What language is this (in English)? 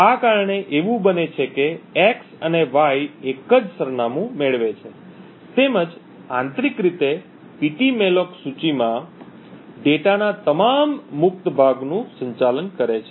Gujarati